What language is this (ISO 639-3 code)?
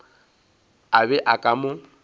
nso